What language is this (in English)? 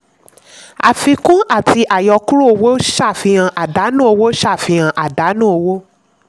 Yoruba